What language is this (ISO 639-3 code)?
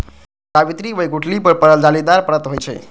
mai